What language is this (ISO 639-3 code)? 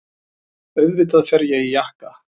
isl